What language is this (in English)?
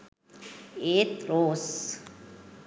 Sinhala